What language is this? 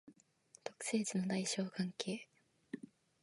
Japanese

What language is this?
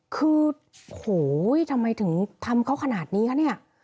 Thai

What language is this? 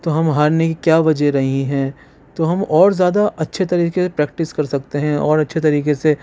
Urdu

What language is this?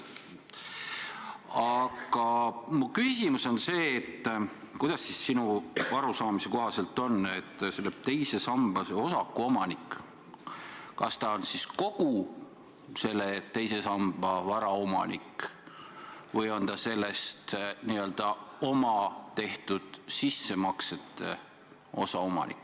Estonian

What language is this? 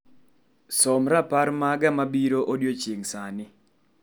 Luo (Kenya and Tanzania)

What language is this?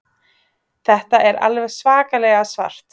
Icelandic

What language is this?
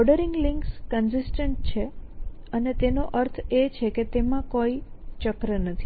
Gujarati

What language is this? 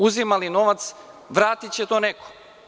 Serbian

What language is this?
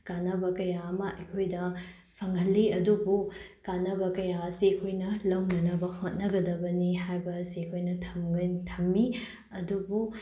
Manipuri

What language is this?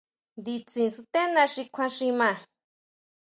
Huautla Mazatec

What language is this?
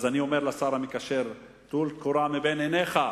Hebrew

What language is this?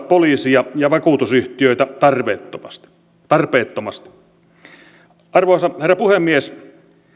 Finnish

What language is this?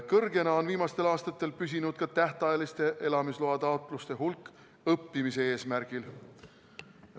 Estonian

